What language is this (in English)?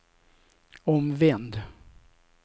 Swedish